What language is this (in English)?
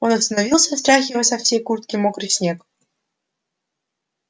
Russian